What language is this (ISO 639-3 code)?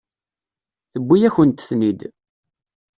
kab